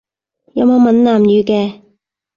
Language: Cantonese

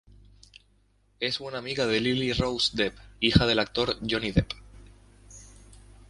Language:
Spanish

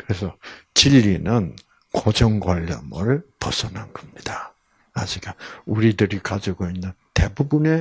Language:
Korean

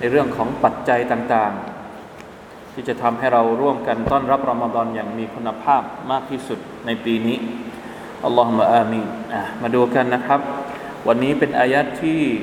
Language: Thai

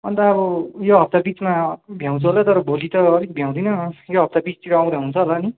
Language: Nepali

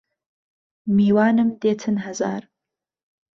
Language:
Central Kurdish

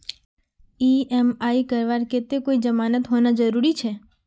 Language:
Magahi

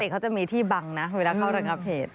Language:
Thai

